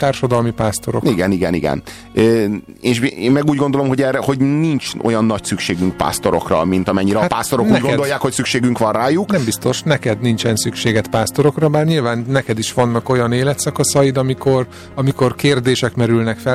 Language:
Hungarian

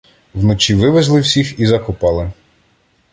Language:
Ukrainian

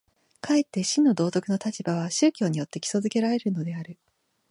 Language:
Japanese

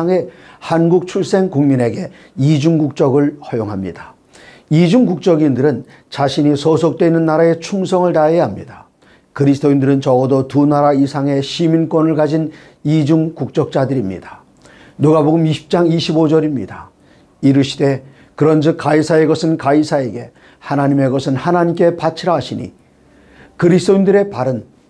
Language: Korean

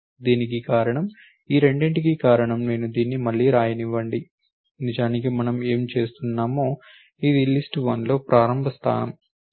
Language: Telugu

